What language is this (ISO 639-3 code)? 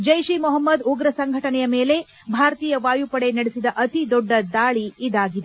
kan